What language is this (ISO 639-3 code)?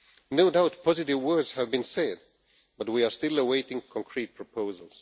eng